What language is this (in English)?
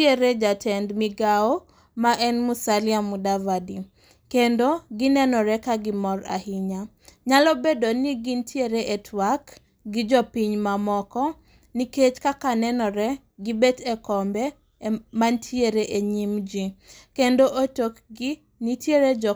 Luo (Kenya and Tanzania)